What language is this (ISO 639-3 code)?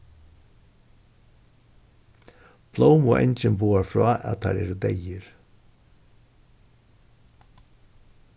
fao